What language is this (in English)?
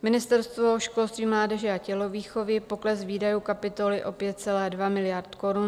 Czech